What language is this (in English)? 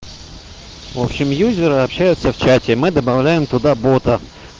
Russian